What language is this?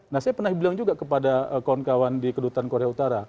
Indonesian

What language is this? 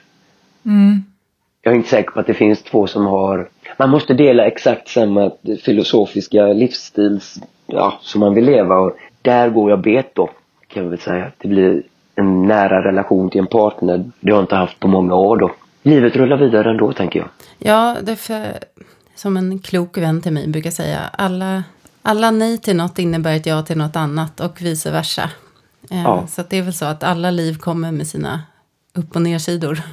Swedish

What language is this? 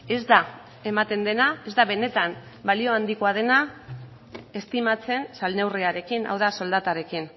Basque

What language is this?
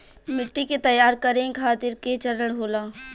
Bhojpuri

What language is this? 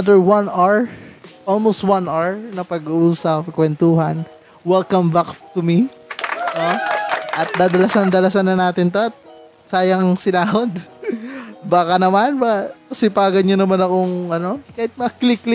Filipino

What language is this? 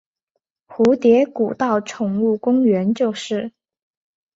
Chinese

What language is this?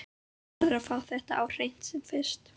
Icelandic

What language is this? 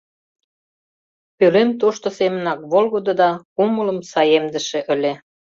Mari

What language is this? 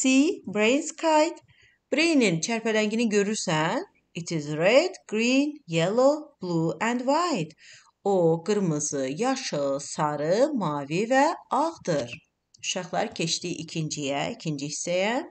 Turkish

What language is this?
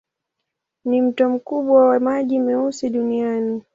Swahili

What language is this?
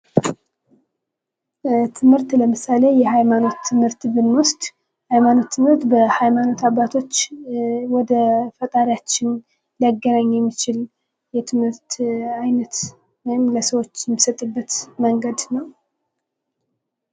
Amharic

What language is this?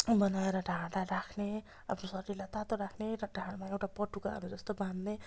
Nepali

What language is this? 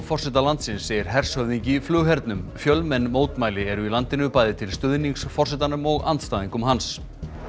Icelandic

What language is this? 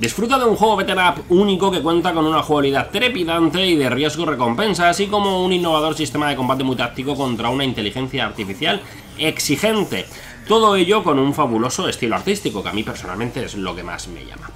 Spanish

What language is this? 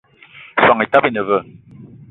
Eton (Cameroon)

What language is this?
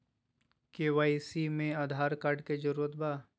Magahi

